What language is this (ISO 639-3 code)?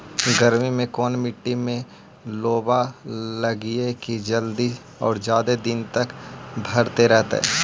mag